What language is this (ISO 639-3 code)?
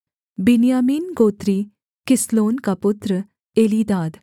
hin